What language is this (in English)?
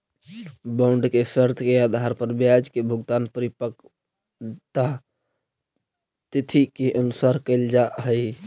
Magahi